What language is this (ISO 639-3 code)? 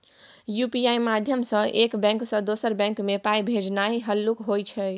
mai